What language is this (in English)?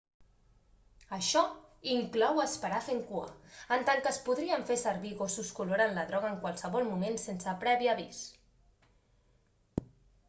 Catalan